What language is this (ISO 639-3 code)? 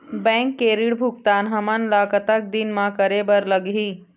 hne